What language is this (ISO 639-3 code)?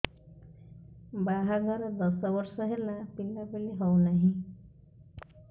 ori